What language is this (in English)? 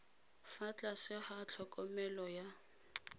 Tswana